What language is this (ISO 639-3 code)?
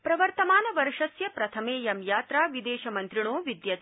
san